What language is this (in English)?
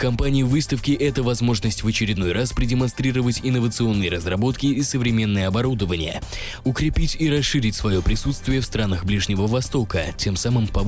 Russian